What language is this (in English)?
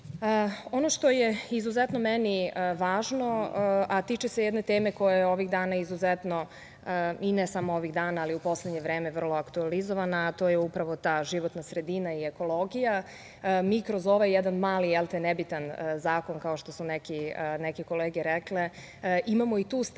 Serbian